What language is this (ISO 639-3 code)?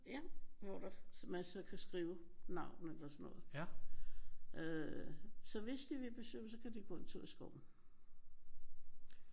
dan